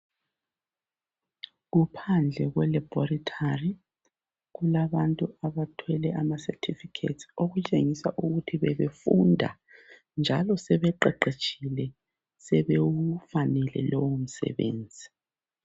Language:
North Ndebele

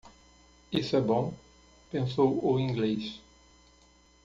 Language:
Portuguese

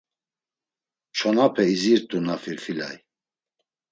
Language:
Laz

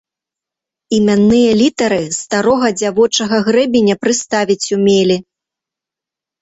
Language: Belarusian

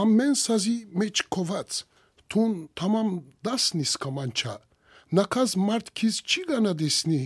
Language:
Turkish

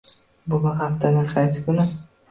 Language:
Uzbek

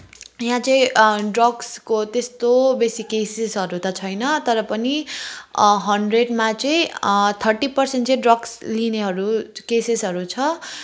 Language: Nepali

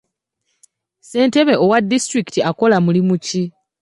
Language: Ganda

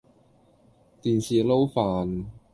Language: Cantonese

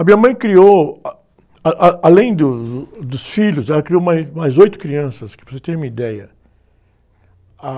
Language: Portuguese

